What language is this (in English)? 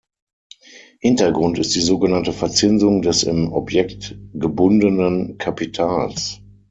German